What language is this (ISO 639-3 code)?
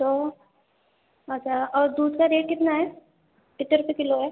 urd